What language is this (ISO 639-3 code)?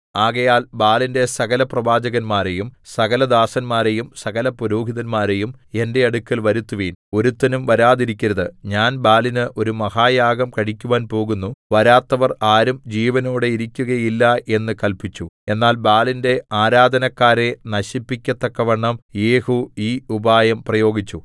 mal